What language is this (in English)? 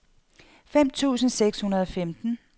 Danish